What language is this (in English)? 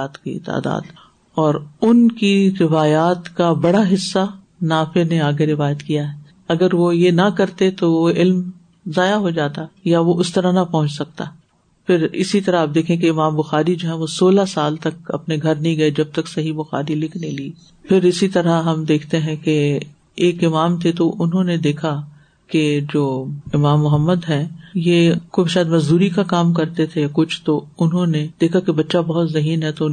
Urdu